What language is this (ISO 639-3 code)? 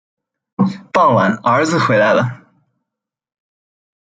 zho